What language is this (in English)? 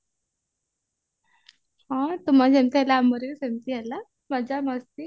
Odia